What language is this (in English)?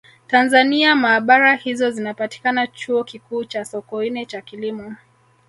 Swahili